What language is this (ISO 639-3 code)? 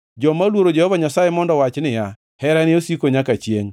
luo